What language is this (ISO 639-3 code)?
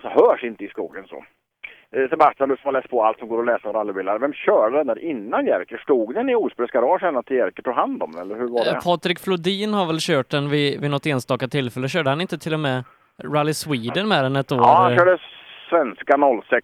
swe